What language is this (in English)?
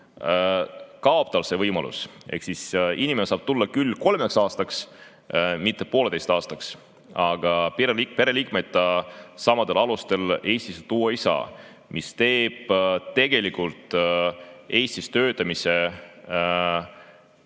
Estonian